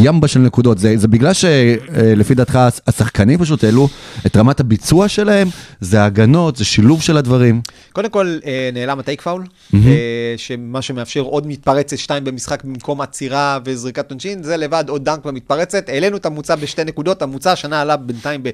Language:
Hebrew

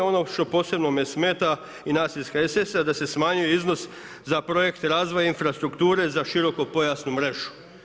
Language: Croatian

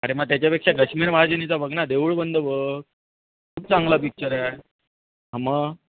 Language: Marathi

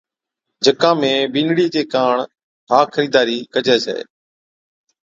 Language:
Od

